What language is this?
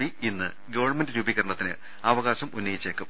Malayalam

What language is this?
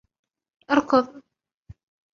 Arabic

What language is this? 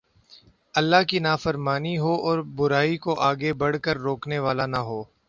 Urdu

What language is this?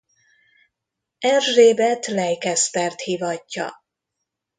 Hungarian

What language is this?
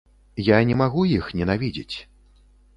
Belarusian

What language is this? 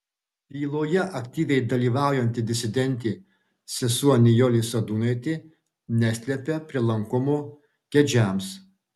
Lithuanian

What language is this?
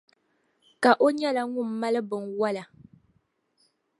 Dagbani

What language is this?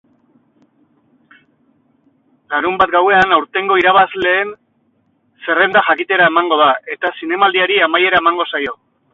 Basque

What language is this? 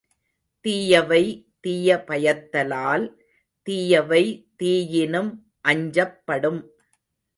Tamil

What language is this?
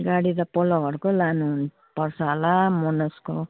Nepali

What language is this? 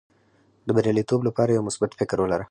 Pashto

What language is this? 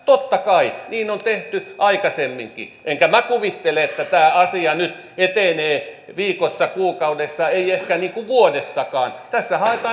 Finnish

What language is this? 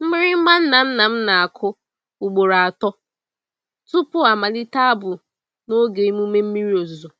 Igbo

